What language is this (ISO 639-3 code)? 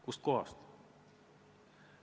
est